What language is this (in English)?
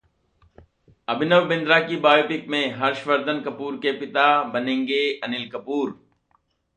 Hindi